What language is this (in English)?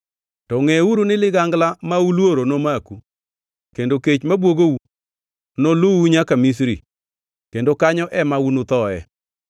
Luo (Kenya and Tanzania)